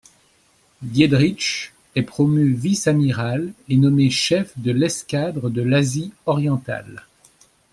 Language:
French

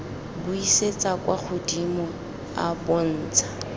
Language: Tswana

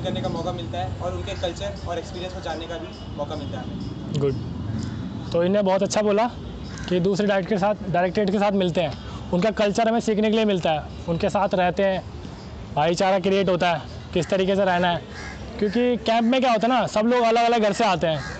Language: Hindi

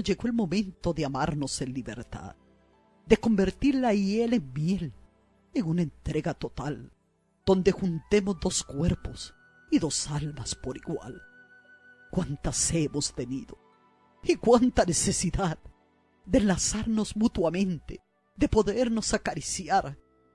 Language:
Spanish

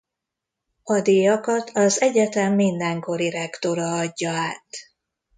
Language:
Hungarian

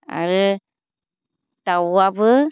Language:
Bodo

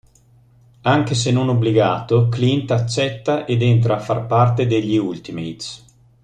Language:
Italian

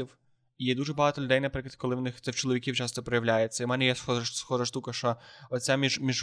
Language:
Ukrainian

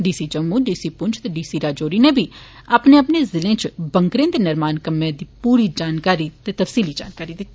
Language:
Dogri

